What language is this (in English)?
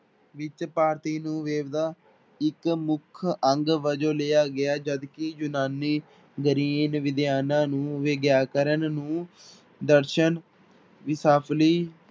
Punjabi